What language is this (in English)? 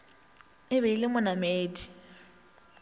Northern Sotho